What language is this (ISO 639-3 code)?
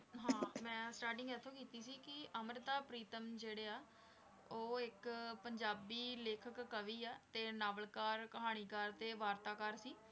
pan